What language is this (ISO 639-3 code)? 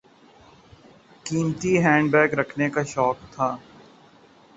urd